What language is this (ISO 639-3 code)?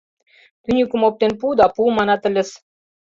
chm